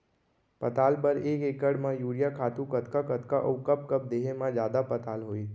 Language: Chhattisgarhi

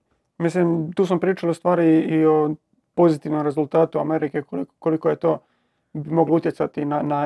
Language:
Croatian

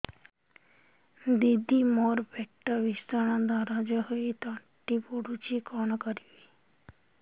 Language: Odia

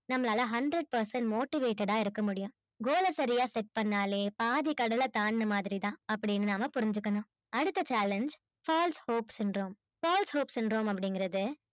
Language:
Tamil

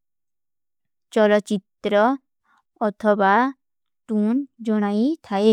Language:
Kui (India)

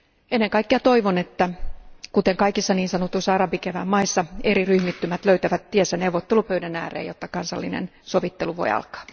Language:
Finnish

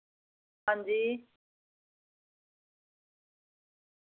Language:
Dogri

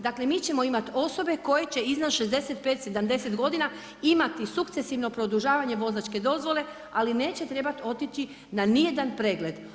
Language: Croatian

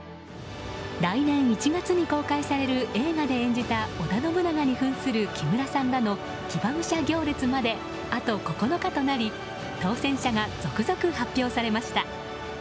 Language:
Japanese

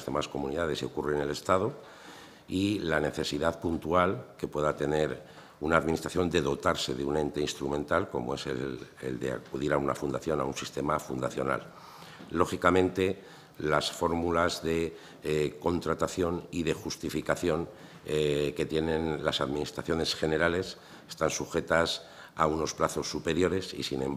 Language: Spanish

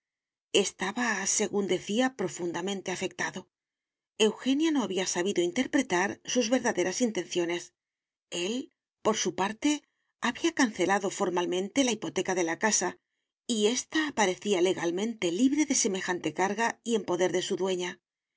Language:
Spanish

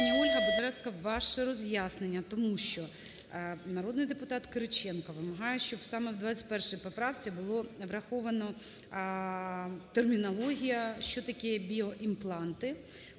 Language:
Ukrainian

